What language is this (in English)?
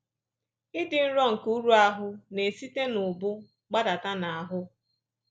Igbo